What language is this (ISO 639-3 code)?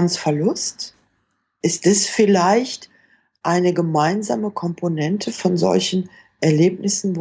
deu